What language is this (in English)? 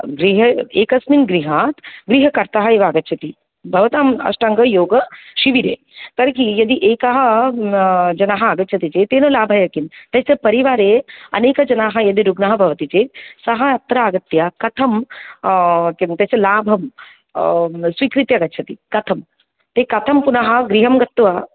Sanskrit